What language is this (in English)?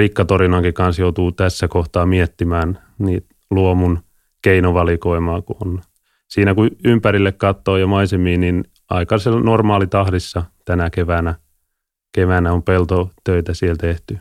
Finnish